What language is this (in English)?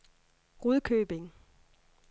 Danish